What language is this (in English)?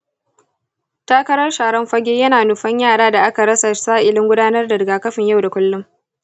Hausa